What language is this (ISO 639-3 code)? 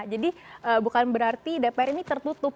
ind